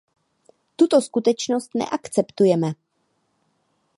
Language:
Czech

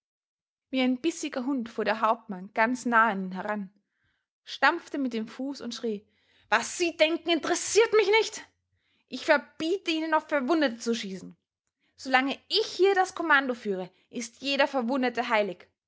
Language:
German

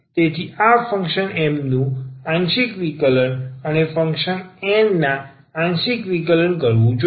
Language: Gujarati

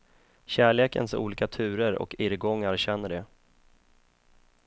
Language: Swedish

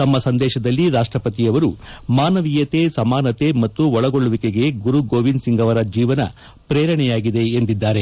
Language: Kannada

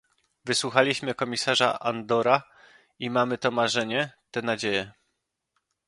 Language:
Polish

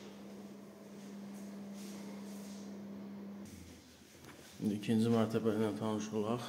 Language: Turkish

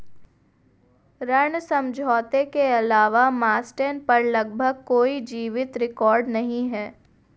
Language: Hindi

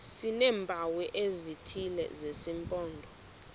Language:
Xhosa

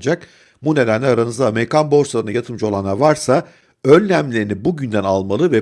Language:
Turkish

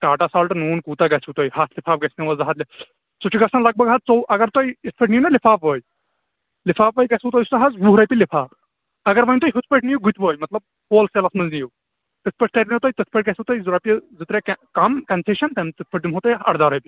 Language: Kashmiri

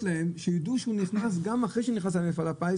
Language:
Hebrew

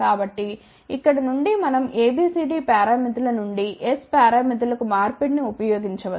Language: Telugu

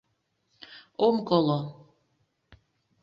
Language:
Mari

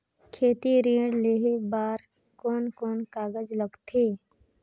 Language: Chhattisgarhi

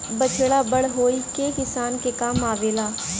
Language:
Bhojpuri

